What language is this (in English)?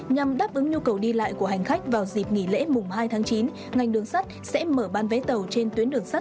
Vietnamese